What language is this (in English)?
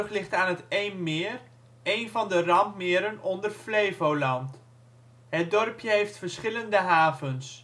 Dutch